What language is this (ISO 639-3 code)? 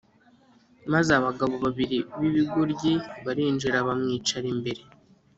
kin